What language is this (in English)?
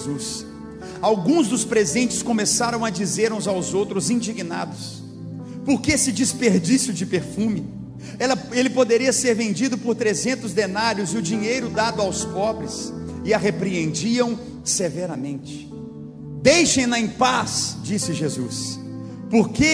Portuguese